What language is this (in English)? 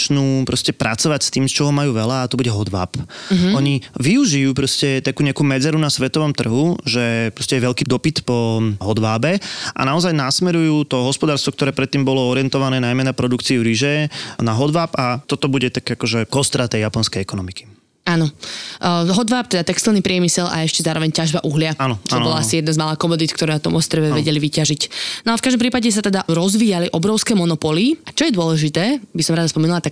Slovak